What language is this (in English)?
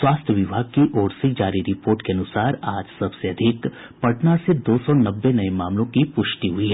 Hindi